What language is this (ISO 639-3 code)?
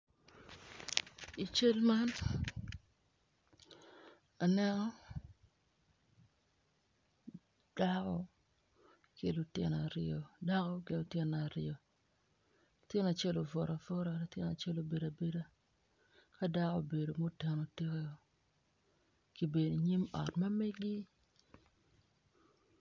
ach